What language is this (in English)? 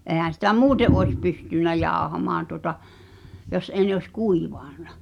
Finnish